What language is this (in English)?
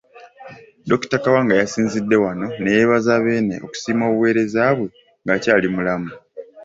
Ganda